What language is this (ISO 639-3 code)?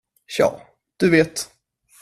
swe